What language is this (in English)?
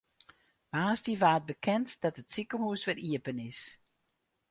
Western Frisian